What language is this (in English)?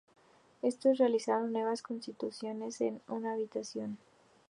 Spanish